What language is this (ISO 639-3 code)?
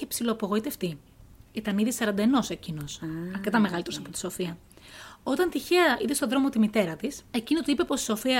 ell